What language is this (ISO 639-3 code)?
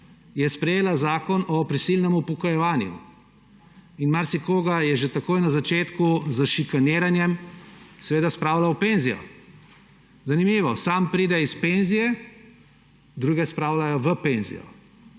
slv